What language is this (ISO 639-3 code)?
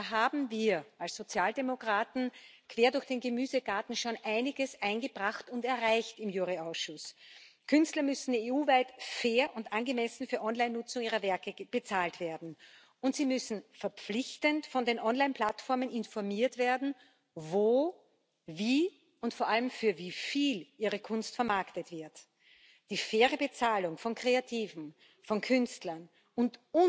deu